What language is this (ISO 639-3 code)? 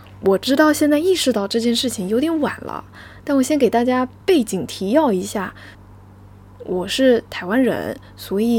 zho